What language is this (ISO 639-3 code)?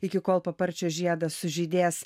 lit